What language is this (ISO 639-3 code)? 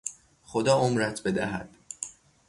fas